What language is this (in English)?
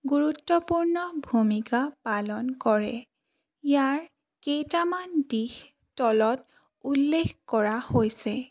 Assamese